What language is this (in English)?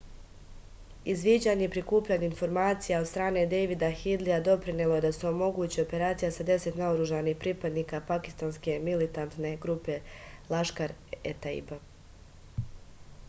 Serbian